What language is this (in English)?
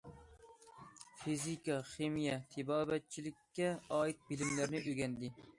Uyghur